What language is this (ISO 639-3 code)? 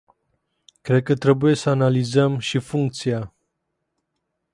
ron